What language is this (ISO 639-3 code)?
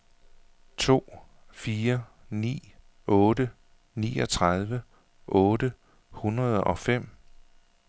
dan